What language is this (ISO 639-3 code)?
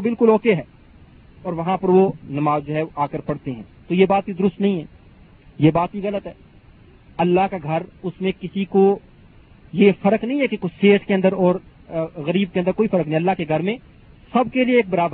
urd